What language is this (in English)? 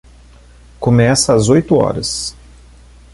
Portuguese